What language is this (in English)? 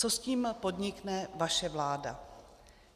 Czech